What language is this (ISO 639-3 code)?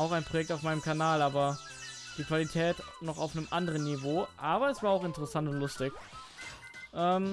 deu